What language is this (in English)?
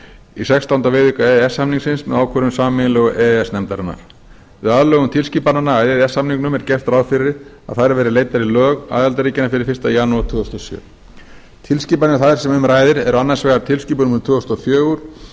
Icelandic